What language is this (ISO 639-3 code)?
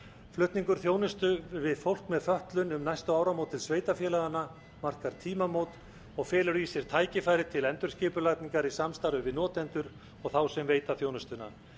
isl